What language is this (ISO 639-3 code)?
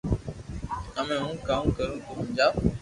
lrk